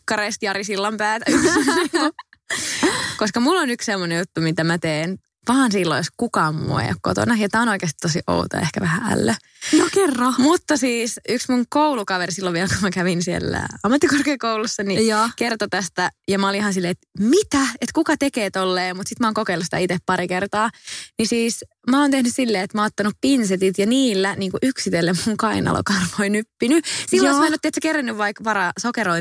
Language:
Finnish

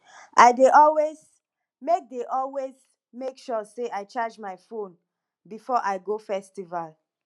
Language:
Nigerian Pidgin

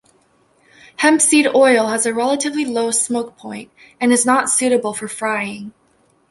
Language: English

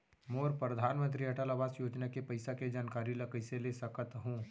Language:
Chhattisgarhi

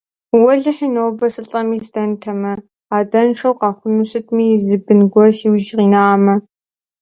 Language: Kabardian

